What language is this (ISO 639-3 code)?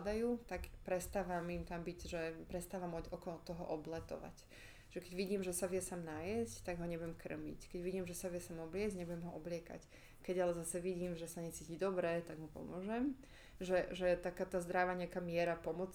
slk